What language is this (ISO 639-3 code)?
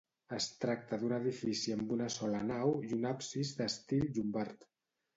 cat